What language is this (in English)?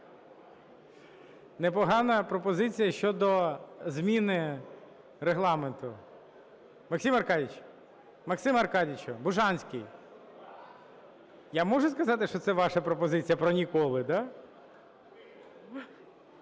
Ukrainian